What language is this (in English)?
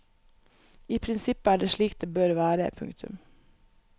Norwegian